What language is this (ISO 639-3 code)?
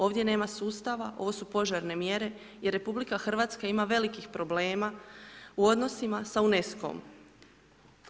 hrv